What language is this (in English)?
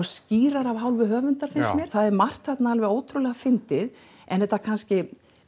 Icelandic